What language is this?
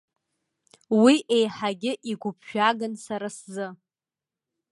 Abkhazian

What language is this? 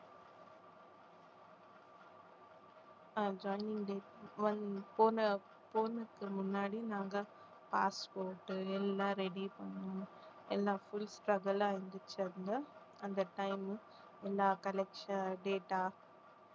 Tamil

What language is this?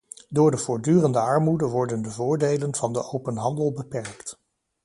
Dutch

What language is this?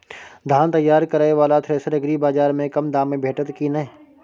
Maithili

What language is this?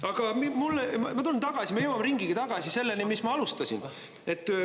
Estonian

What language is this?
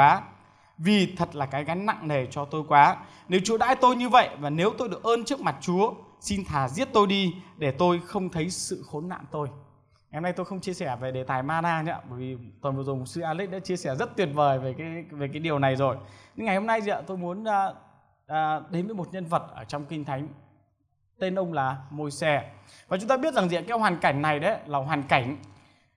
Vietnamese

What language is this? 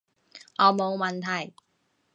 Cantonese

